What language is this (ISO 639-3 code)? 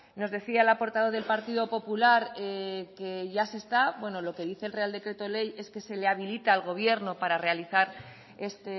spa